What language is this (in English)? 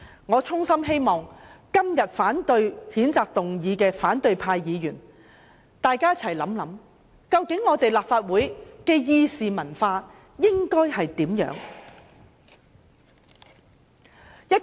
Cantonese